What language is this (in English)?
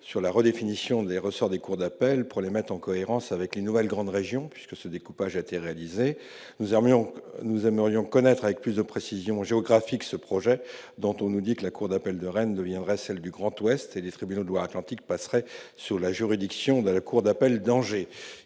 French